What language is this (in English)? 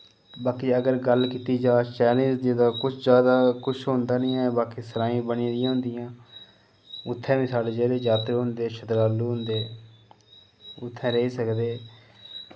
Dogri